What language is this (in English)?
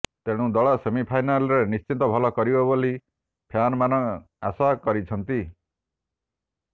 Odia